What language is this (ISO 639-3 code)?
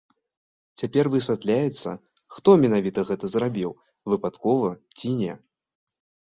bel